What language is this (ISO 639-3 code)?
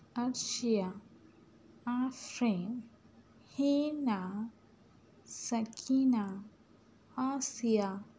urd